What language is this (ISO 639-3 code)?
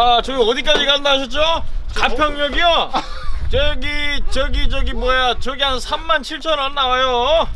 kor